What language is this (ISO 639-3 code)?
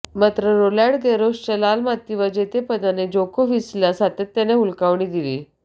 mar